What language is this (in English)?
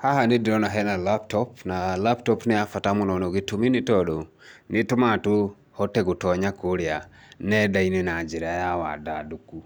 Kikuyu